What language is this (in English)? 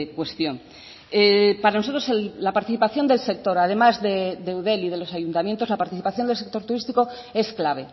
Spanish